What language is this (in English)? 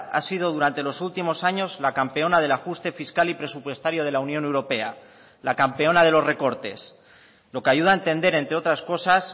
Spanish